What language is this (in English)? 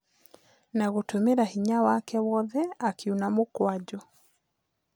Kikuyu